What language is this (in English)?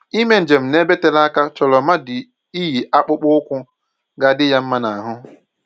Igbo